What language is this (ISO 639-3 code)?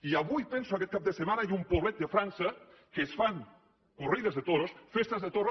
cat